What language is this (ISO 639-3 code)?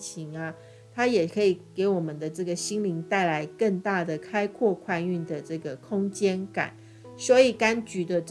zho